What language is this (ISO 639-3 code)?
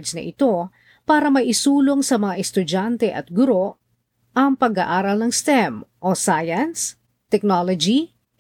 fil